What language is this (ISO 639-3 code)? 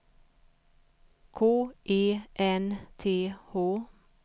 swe